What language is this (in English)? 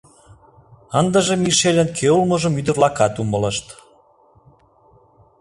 Mari